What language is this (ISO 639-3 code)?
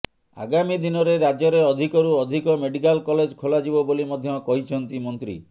ori